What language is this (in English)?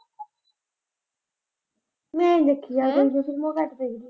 Punjabi